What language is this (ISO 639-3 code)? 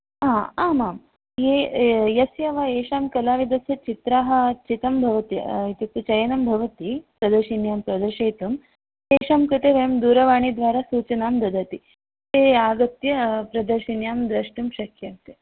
san